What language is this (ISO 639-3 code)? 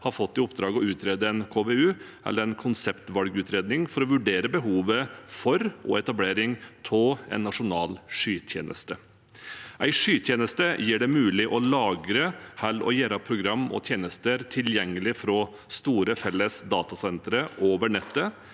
nor